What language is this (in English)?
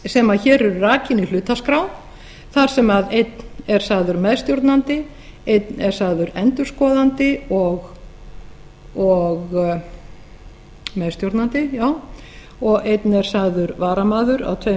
Icelandic